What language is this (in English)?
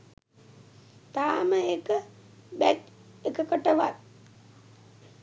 Sinhala